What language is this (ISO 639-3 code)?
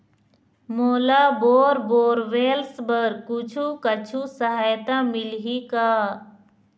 hne